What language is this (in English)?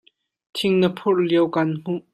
Hakha Chin